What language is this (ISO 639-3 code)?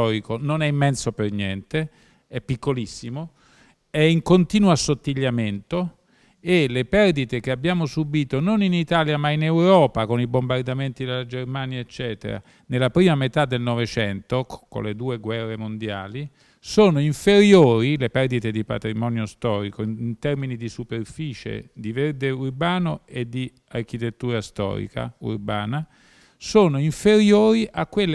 ita